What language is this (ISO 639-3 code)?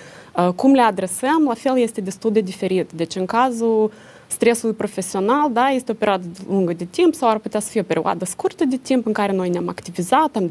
ron